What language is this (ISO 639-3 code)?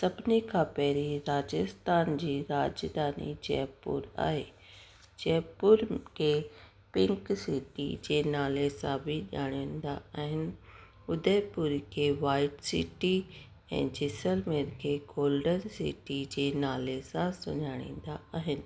snd